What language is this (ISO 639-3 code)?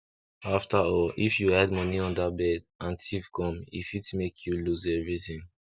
pcm